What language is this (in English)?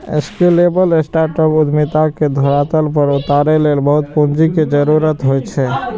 Maithili